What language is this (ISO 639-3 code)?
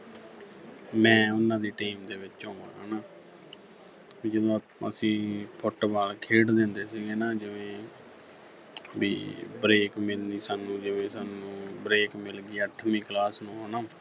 pan